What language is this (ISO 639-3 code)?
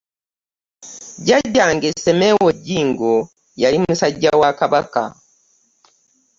lug